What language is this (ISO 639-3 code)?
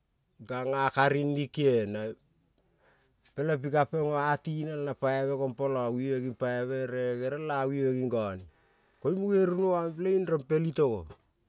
kol